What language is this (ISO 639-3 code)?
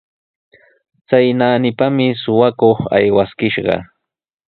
qws